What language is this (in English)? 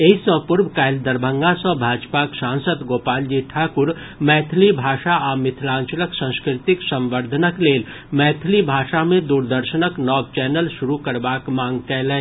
Maithili